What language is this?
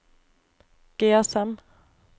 Norwegian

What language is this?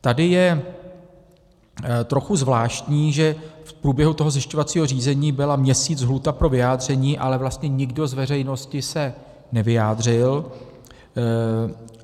Czech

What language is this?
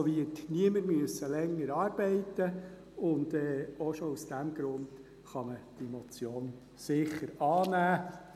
Swiss German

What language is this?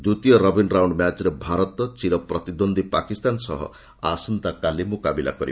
Odia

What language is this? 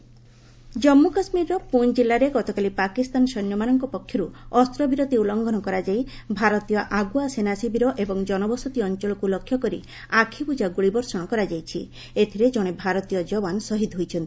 Odia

